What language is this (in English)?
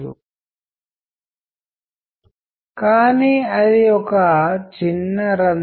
Telugu